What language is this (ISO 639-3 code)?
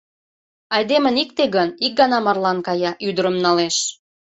chm